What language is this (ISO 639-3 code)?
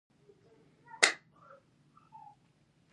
pus